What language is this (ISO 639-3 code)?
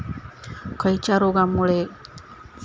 mar